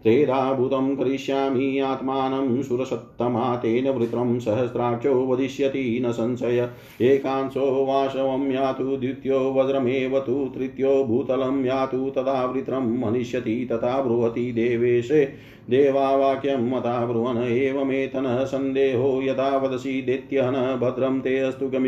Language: Hindi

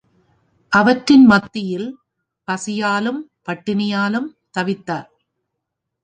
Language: Tamil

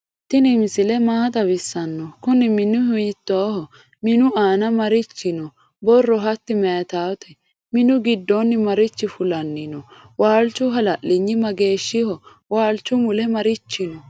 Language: Sidamo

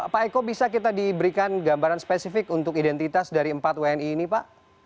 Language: Indonesian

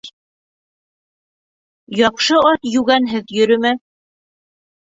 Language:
Bashkir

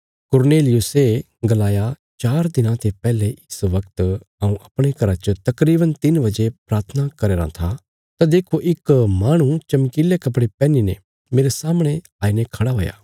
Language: Bilaspuri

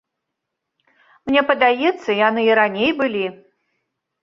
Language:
Belarusian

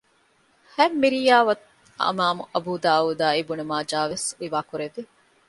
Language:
Divehi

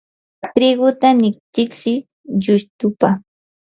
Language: Yanahuanca Pasco Quechua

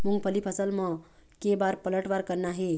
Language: Chhattisgarhi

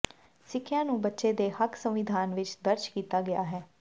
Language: Punjabi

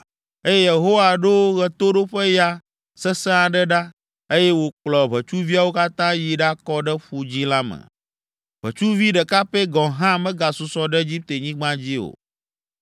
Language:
Ewe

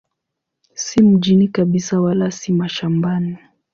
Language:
Swahili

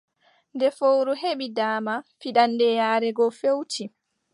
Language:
Adamawa Fulfulde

